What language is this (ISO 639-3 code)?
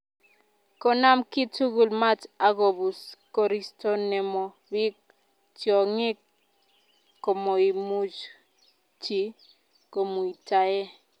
kln